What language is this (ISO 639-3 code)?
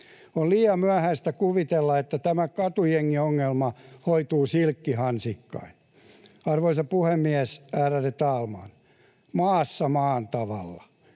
fin